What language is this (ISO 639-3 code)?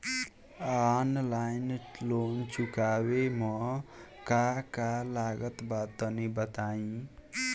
bho